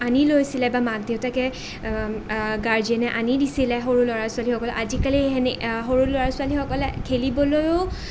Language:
Assamese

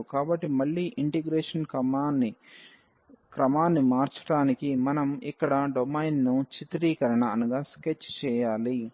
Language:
Telugu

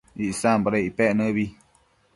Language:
Matsés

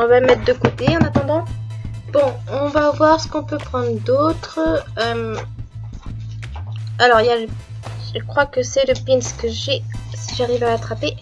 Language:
French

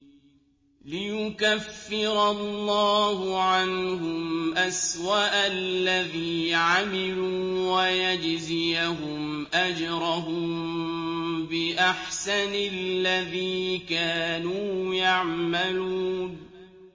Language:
Arabic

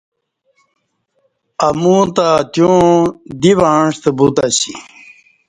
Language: Kati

